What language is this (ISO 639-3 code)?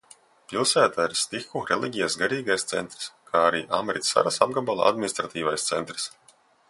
lav